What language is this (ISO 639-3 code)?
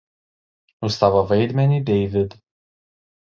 lit